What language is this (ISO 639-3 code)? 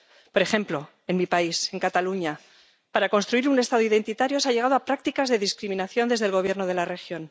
spa